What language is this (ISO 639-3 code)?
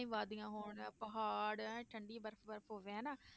pan